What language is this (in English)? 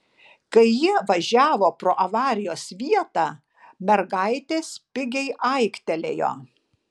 Lithuanian